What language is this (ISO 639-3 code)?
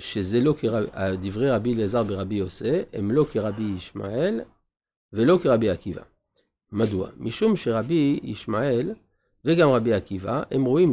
heb